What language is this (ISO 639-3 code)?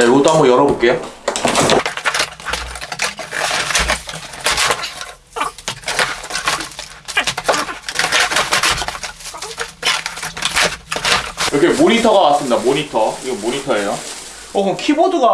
kor